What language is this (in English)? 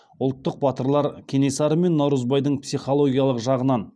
Kazakh